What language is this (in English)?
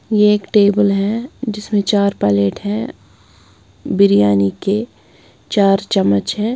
Hindi